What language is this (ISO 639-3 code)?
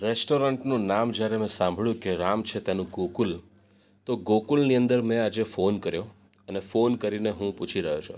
guj